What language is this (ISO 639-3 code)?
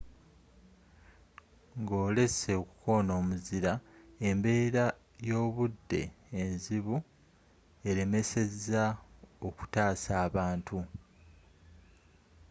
lug